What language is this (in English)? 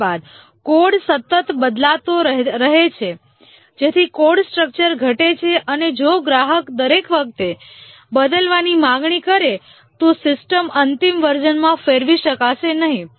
Gujarati